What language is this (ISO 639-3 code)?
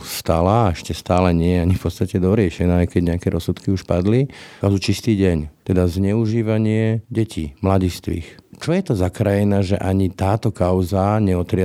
slk